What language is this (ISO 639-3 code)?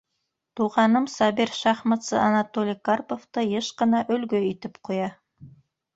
bak